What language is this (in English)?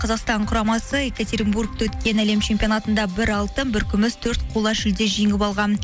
Kazakh